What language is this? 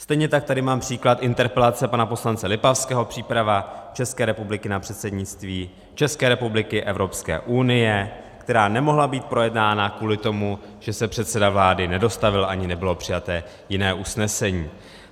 Czech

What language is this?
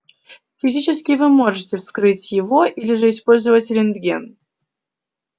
Russian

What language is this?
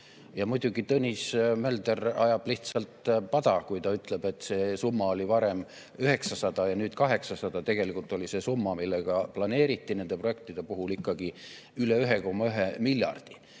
Estonian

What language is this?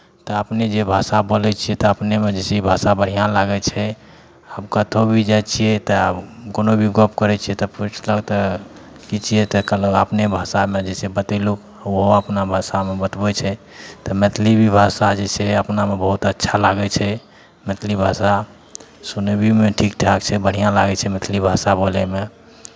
Maithili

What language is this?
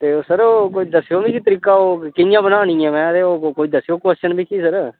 Dogri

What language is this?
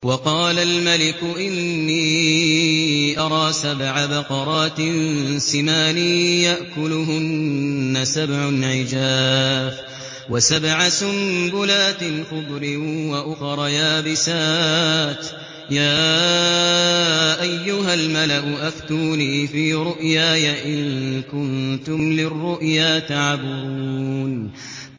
Arabic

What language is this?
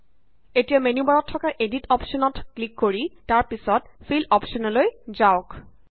Assamese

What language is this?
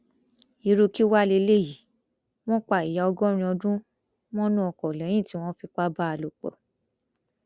Yoruba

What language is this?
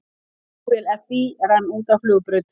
Icelandic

